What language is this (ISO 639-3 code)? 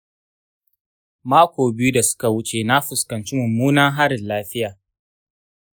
hau